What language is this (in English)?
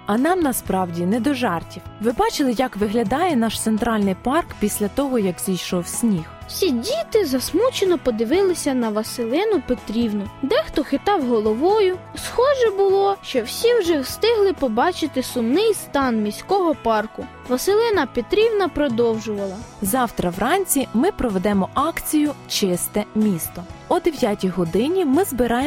Ukrainian